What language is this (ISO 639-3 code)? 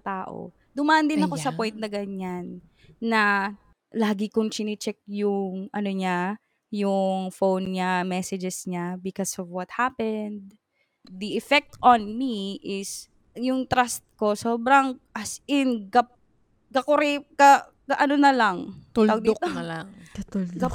fil